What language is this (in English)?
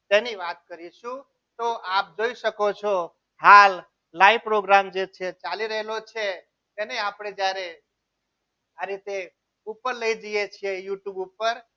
Gujarati